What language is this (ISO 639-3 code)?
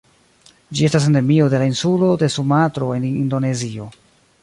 epo